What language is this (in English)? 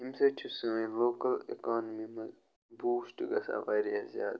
Kashmiri